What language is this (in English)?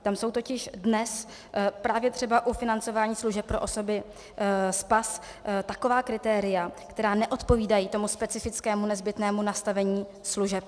Czech